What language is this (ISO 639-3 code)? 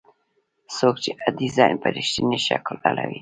pus